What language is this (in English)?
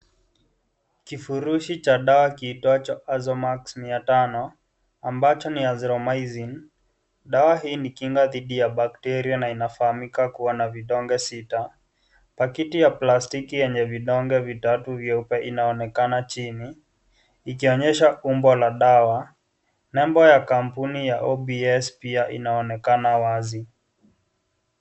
Swahili